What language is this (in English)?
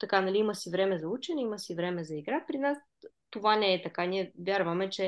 Bulgarian